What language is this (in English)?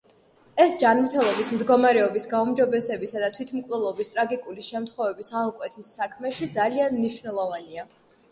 Georgian